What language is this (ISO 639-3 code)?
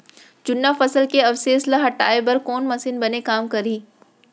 hne